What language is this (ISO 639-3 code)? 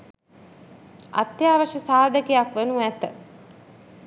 sin